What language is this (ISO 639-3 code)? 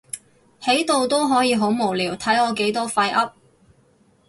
yue